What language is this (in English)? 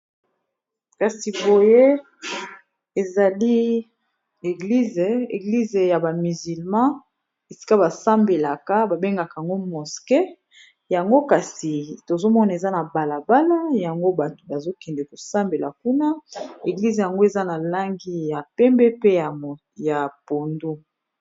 Lingala